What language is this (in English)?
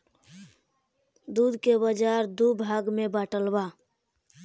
Bhojpuri